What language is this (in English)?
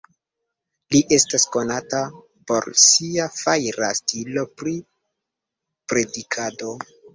Esperanto